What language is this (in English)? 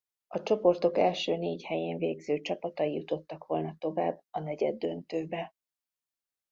Hungarian